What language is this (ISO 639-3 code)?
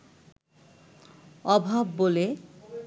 ben